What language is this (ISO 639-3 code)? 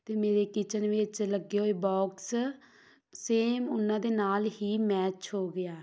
pan